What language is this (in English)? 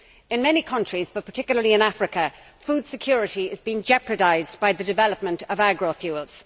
English